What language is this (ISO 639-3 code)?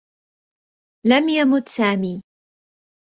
ara